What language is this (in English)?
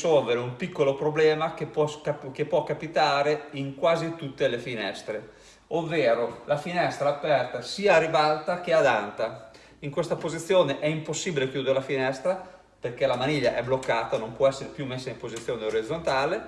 Italian